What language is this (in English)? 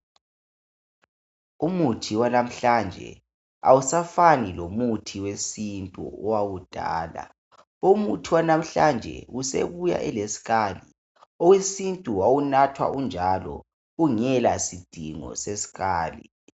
North Ndebele